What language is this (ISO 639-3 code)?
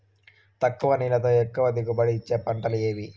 tel